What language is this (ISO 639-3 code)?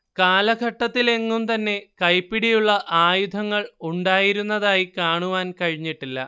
mal